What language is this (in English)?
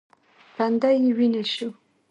Pashto